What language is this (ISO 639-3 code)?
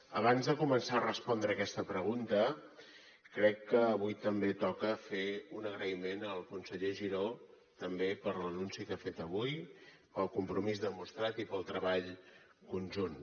cat